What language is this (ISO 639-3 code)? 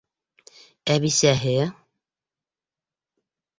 bak